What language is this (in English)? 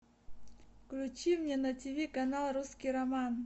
Russian